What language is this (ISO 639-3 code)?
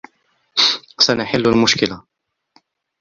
ara